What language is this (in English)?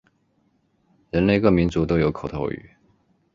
Chinese